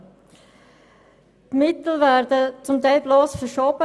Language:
Swiss German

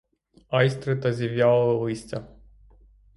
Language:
Ukrainian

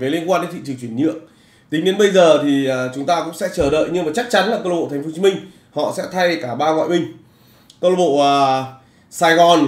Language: Vietnamese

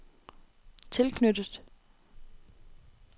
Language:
Danish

